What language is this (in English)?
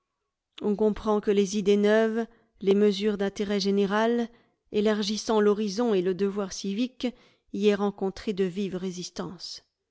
French